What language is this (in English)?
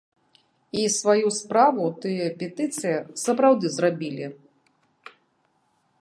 Belarusian